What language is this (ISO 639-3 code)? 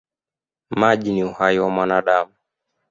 swa